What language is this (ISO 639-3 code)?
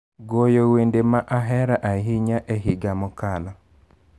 luo